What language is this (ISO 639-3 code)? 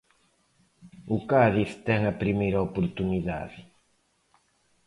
glg